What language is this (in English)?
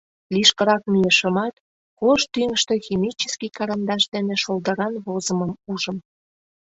Mari